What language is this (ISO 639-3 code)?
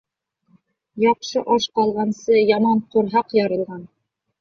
bak